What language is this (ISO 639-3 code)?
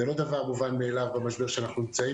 heb